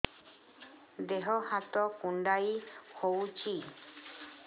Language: Odia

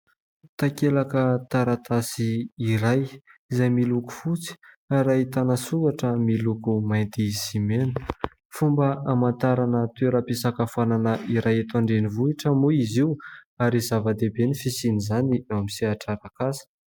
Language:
Malagasy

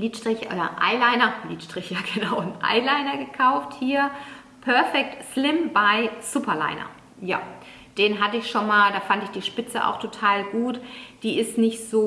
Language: German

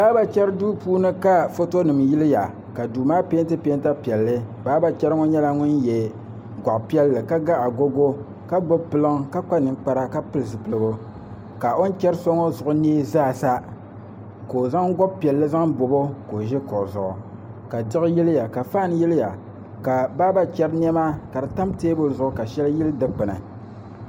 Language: Dagbani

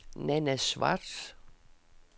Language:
Danish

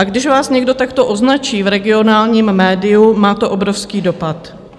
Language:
Czech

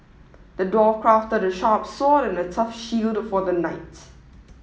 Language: English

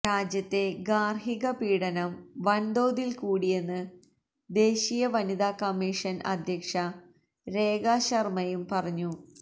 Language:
Malayalam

